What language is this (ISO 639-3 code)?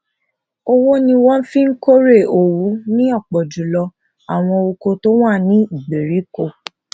yor